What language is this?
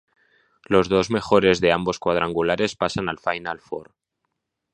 Spanish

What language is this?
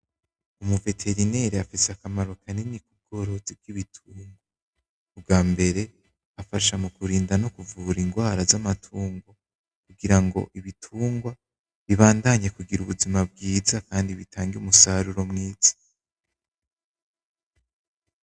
Rundi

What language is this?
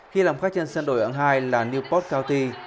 Vietnamese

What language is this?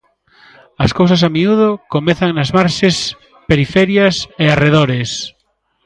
Galician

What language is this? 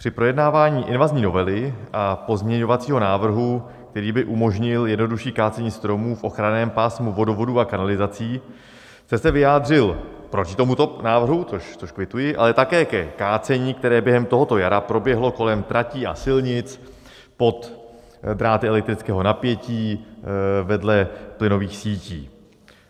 Czech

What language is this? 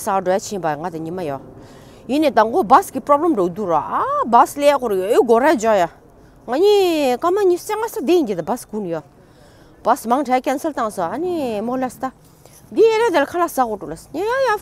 Turkish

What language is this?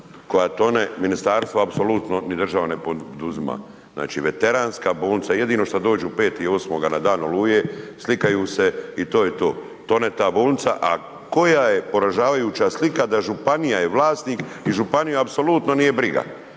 Croatian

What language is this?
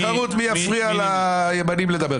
Hebrew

